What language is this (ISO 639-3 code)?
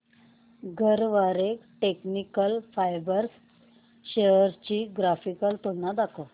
mar